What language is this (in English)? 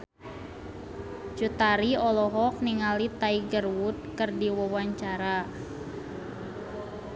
Sundanese